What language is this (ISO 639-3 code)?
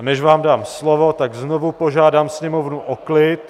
ces